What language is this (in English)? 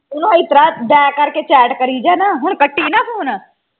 Punjabi